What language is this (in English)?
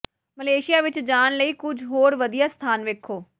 Punjabi